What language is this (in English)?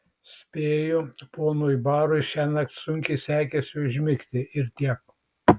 Lithuanian